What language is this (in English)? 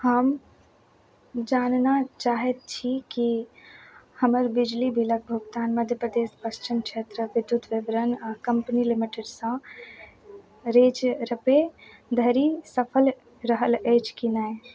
Maithili